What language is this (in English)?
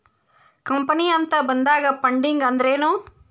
Kannada